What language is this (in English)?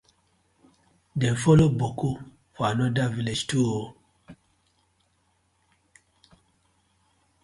Nigerian Pidgin